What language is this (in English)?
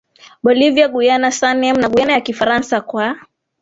Swahili